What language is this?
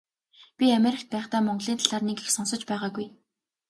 Mongolian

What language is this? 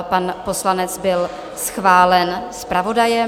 Czech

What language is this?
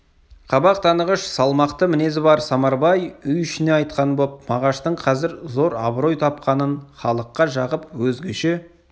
Kazakh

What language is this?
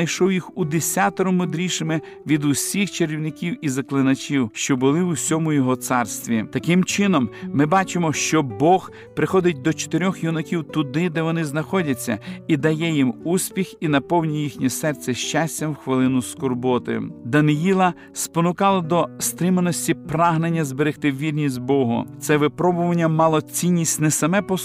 Ukrainian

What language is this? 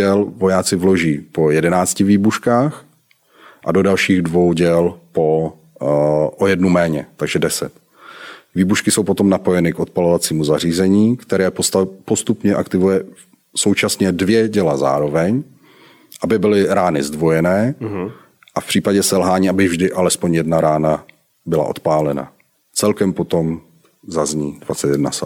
Czech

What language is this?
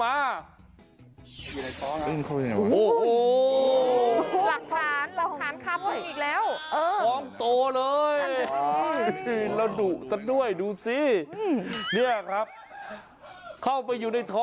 Thai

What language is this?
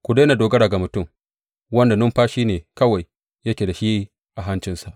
Hausa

